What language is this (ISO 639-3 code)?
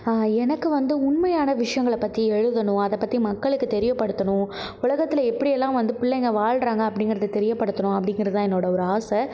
tam